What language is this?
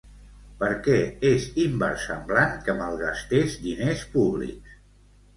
Catalan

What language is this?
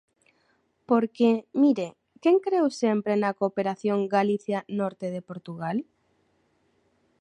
Galician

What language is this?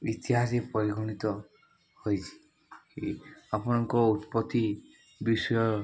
Odia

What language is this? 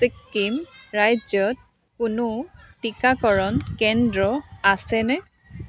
Assamese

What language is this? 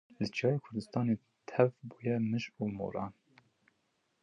Kurdish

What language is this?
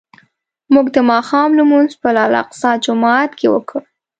Pashto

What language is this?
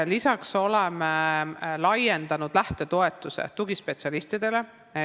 Estonian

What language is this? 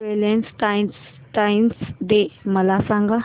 Marathi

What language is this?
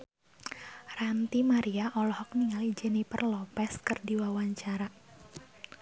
Sundanese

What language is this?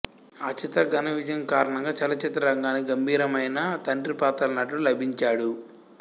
Telugu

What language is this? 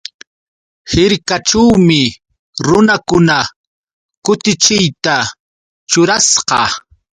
Yauyos Quechua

